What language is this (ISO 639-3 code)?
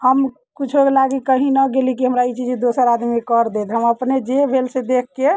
mai